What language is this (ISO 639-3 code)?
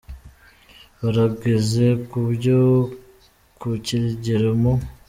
kin